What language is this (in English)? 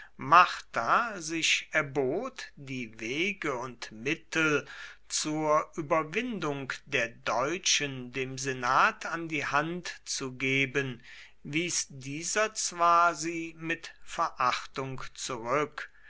German